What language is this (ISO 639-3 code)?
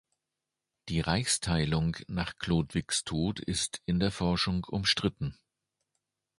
deu